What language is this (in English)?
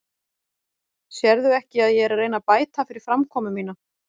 Icelandic